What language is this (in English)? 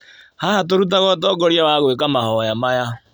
Kikuyu